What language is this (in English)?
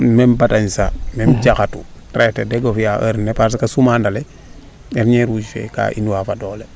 Serer